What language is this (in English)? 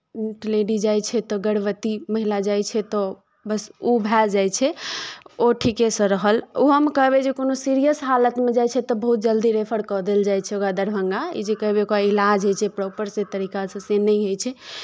Maithili